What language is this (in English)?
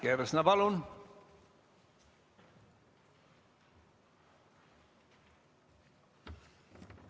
Estonian